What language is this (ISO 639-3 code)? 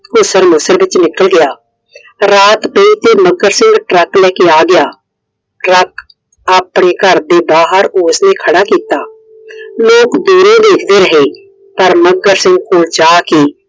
pan